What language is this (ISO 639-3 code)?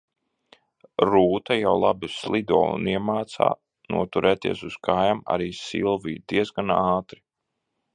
lav